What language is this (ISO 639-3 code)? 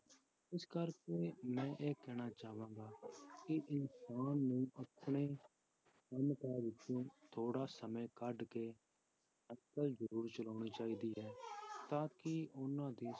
pan